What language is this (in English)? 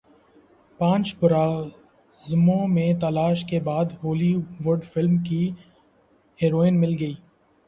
Urdu